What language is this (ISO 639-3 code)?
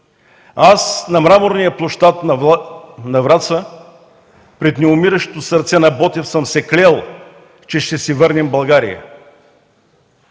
bul